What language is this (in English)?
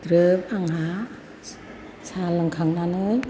Bodo